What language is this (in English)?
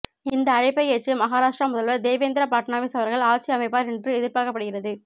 Tamil